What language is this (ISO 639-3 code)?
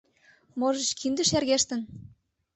chm